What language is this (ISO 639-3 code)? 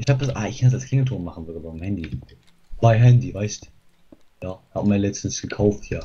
deu